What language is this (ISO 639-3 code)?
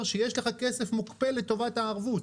heb